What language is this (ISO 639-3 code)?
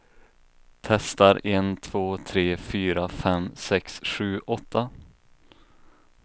swe